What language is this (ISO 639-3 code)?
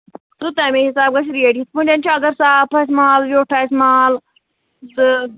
kas